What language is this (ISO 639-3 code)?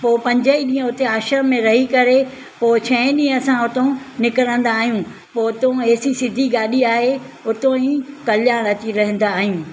snd